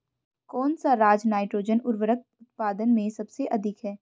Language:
Hindi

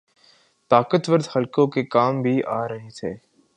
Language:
Urdu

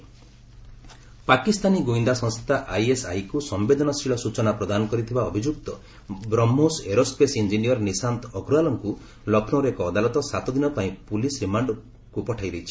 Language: Odia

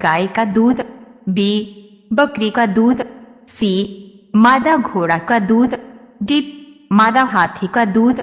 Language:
Hindi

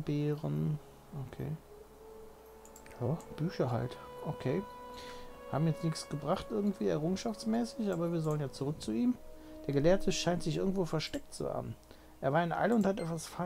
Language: German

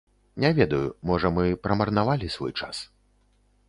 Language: Belarusian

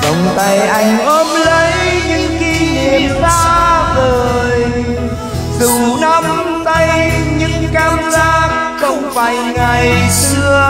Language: Vietnamese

